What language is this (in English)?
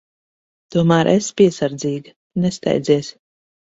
Latvian